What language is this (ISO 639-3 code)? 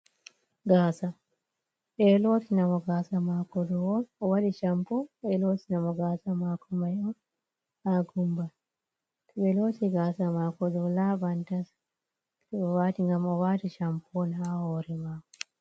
ful